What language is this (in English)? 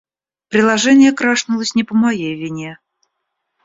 Russian